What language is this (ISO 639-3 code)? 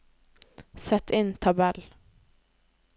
nor